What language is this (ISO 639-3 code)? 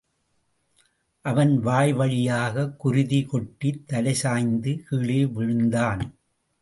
tam